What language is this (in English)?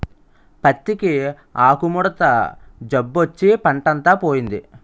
Telugu